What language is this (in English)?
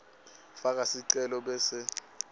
Swati